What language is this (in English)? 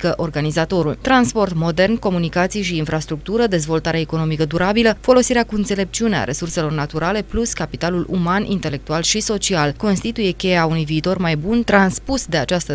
Romanian